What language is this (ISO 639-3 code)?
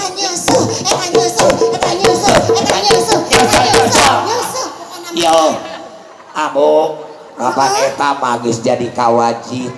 ind